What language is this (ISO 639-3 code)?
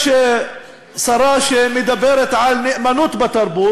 heb